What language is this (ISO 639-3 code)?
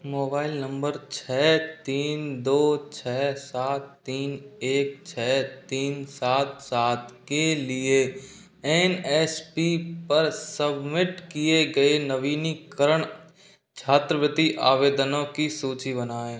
hin